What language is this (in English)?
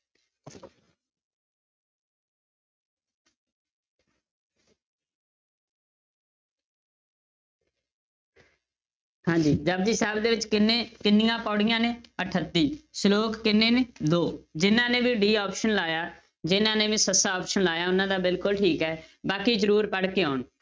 Punjabi